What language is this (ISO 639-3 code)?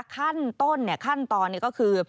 tha